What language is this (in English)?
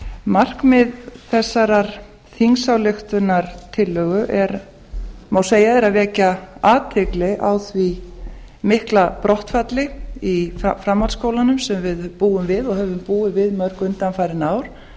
Icelandic